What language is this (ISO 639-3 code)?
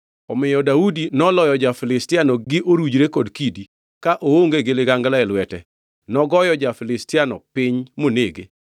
luo